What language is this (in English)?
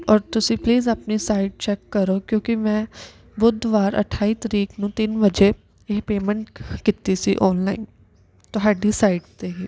Punjabi